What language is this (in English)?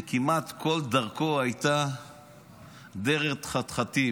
Hebrew